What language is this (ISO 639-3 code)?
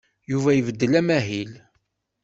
kab